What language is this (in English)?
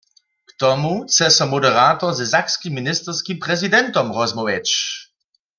Upper Sorbian